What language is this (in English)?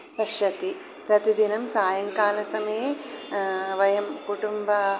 Sanskrit